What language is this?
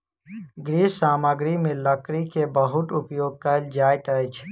Maithili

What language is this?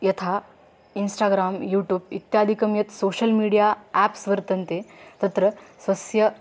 Sanskrit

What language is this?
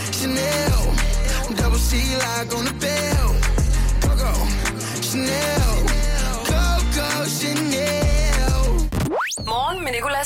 Danish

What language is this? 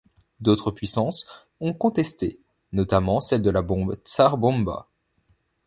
French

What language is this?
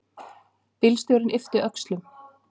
Icelandic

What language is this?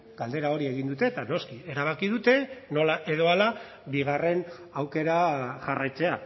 Basque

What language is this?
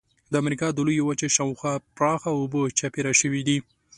Pashto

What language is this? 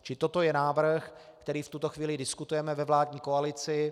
Czech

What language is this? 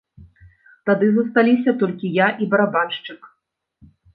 Belarusian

